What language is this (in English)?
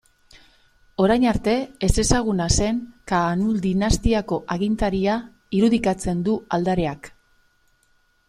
Basque